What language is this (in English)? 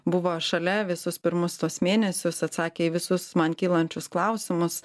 Lithuanian